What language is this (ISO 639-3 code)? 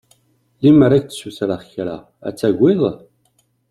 kab